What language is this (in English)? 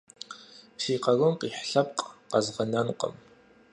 Kabardian